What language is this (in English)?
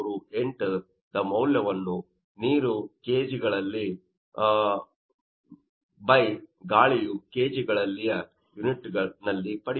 Kannada